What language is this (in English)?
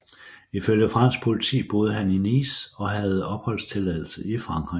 Danish